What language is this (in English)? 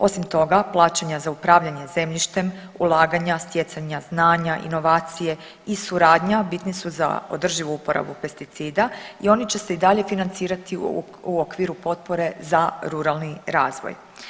Croatian